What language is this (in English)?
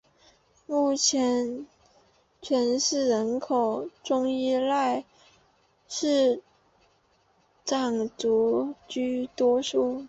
Chinese